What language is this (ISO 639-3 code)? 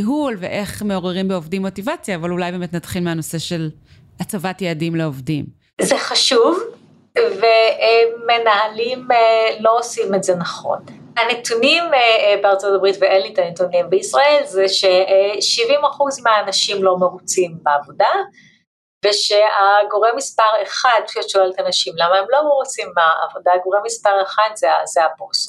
heb